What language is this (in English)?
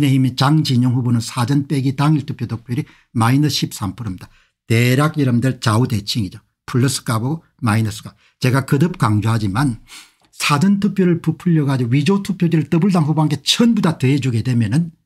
Korean